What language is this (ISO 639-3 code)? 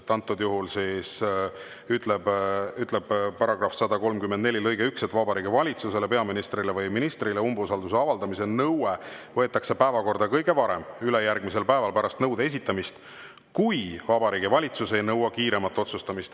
est